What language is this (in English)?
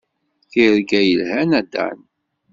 Kabyle